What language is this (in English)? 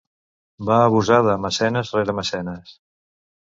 Catalan